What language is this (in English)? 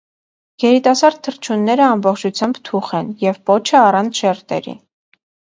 Armenian